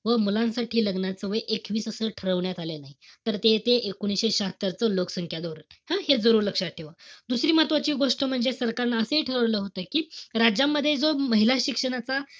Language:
Marathi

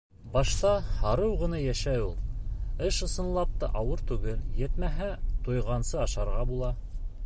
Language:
Bashkir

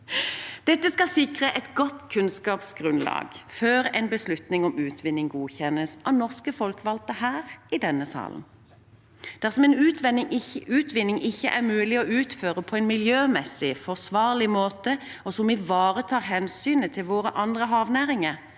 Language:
Norwegian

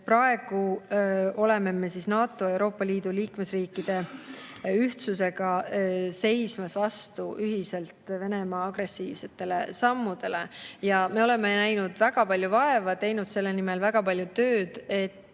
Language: Estonian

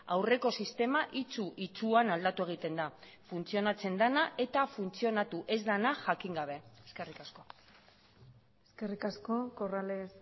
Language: Basque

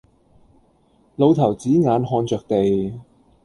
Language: Cantonese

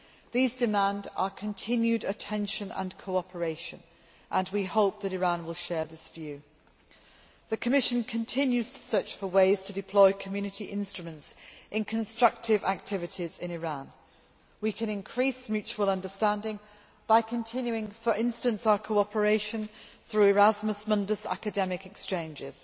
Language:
English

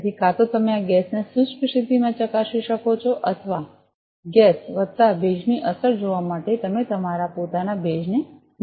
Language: Gujarati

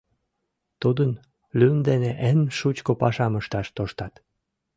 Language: Mari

